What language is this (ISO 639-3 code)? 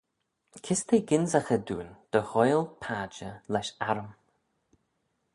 glv